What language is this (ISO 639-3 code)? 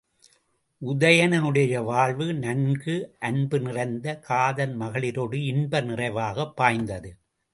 tam